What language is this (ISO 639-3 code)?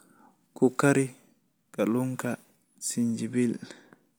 som